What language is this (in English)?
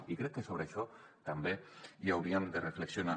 Catalan